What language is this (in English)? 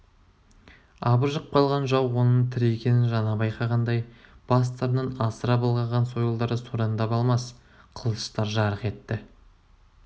Kazakh